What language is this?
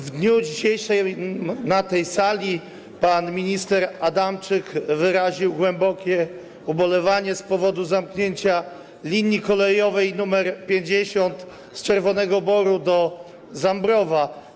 Polish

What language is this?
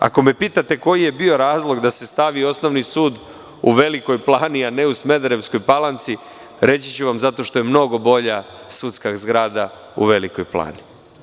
Serbian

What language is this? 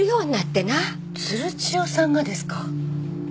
Japanese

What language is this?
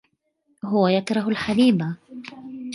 Arabic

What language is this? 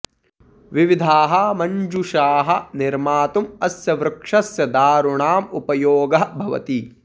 Sanskrit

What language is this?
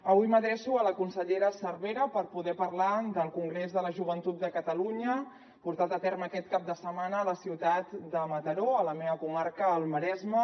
Catalan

